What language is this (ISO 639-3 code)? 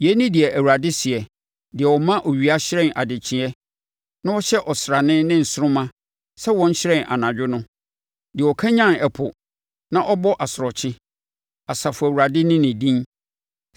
aka